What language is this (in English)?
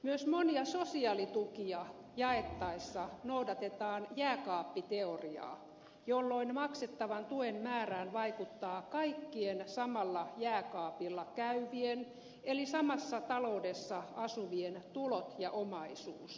Finnish